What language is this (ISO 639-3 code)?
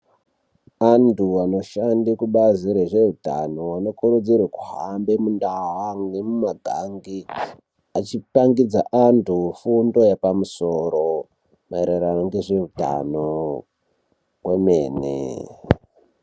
ndc